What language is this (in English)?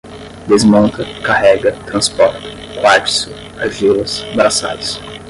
Portuguese